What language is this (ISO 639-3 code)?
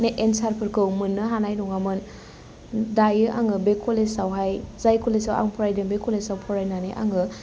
brx